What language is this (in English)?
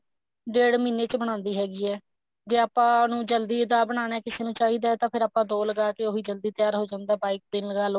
Punjabi